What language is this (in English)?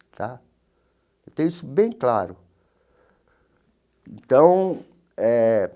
Portuguese